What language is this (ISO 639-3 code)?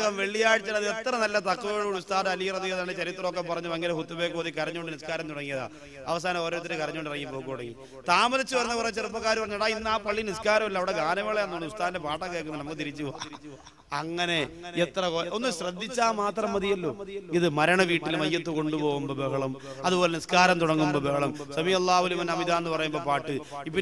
ara